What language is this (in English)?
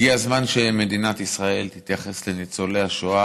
Hebrew